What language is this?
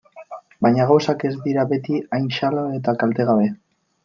Basque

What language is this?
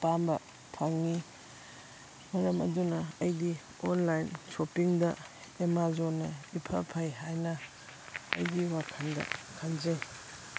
Manipuri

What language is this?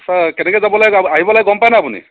Assamese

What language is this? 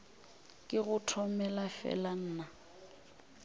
Northern Sotho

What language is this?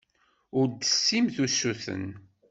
Kabyle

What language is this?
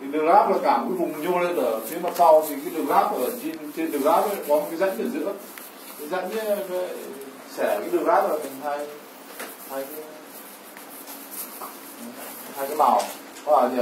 Vietnamese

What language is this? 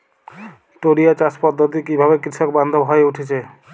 Bangla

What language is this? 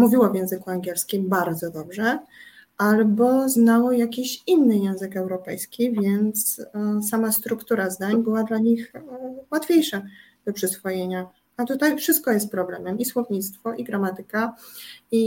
Polish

